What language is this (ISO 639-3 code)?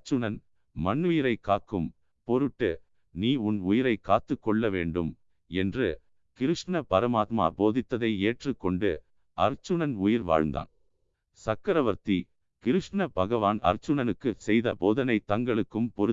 tam